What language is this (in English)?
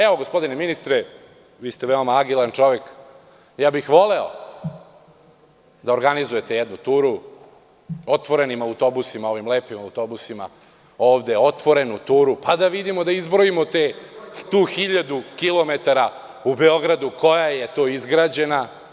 Serbian